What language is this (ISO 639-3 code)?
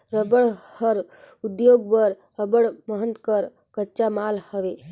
hne